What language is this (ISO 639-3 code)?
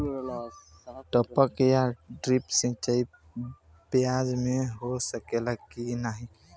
bho